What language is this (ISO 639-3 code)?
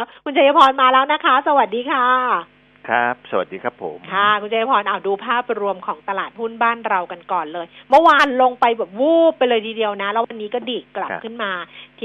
tha